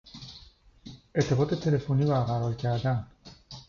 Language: Persian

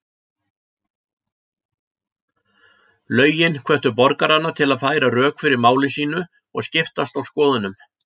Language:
Icelandic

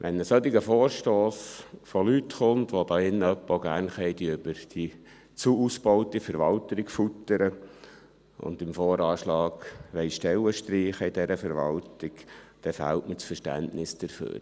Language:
Swiss German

